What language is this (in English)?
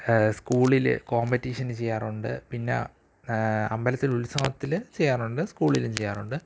Malayalam